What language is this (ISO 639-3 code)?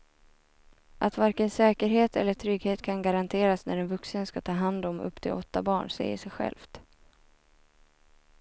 swe